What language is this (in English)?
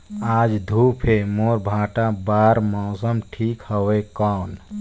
Chhattisgarhi